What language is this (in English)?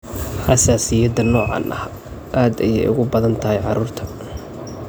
Somali